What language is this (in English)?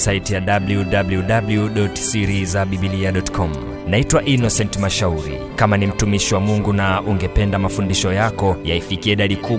Swahili